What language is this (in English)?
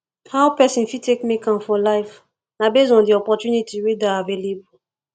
Nigerian Pidgin